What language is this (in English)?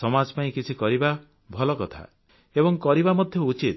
Odia